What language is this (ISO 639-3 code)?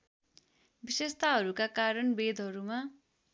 nep